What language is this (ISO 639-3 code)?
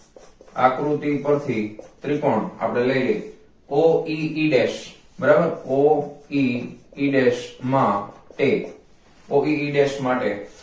guj